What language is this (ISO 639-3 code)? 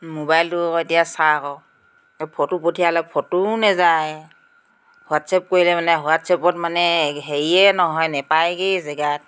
asm